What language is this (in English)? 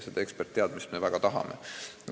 Estonian